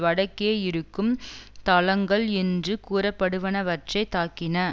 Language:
Tamil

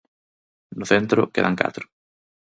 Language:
Galician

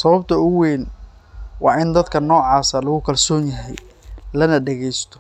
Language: Somali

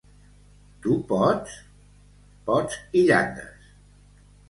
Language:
Catalan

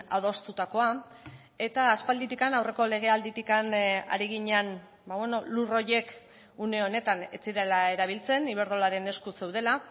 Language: Basque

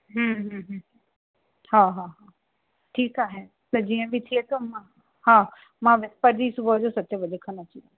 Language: Sindhi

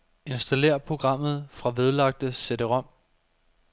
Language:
Danish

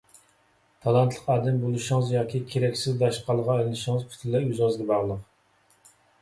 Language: Uyghur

